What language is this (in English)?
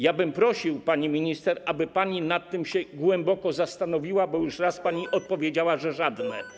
Polish